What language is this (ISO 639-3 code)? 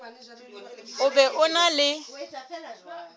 sot